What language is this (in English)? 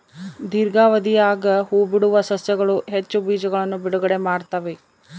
Kannada